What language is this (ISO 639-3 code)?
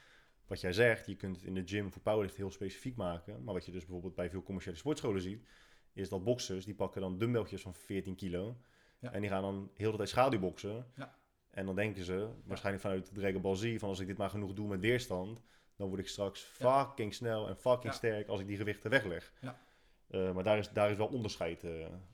nld